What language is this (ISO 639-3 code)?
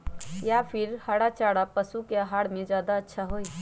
mag